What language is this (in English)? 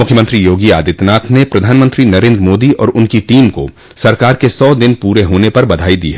Hindi